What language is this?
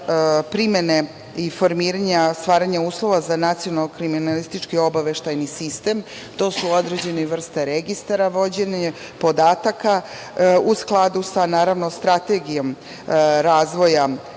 Serbian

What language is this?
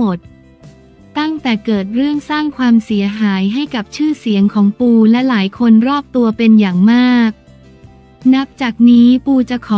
Thai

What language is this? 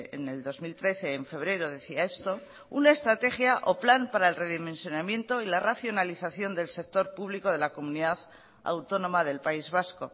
Spanish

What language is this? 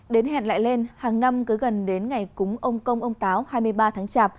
Vietnamese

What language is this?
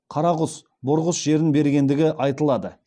Kazakh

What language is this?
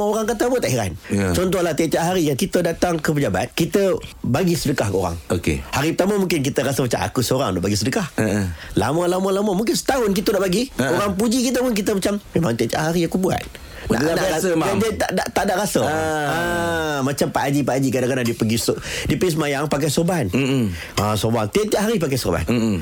Malay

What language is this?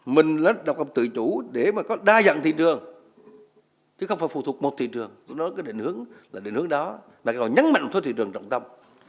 Vietnamese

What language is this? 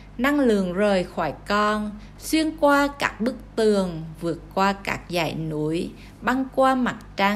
Vietnamese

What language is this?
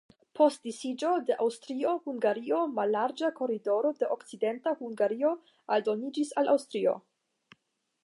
Esperanto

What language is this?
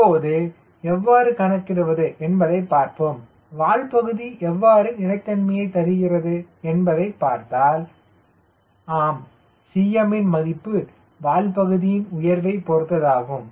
Tamil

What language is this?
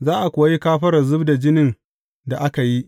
Hausa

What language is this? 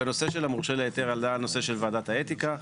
Hebrew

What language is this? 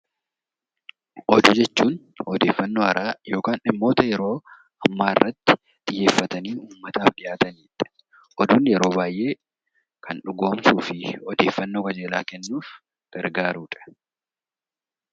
Oromo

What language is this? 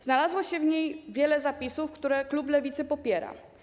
Polish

